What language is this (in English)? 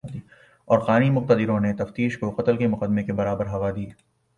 Urdu